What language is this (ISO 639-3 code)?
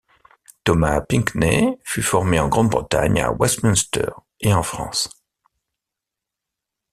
fra